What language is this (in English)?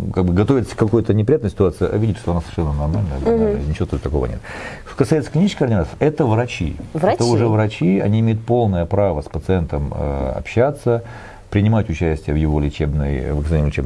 Russian